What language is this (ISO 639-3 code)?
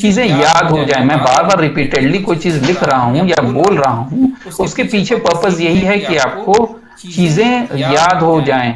hin